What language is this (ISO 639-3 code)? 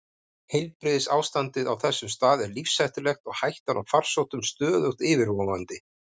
isl